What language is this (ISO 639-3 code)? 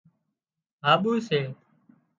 kxp